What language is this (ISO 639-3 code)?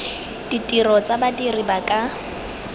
tsn